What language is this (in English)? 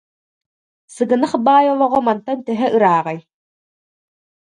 Yakut